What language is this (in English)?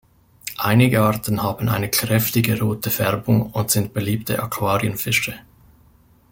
German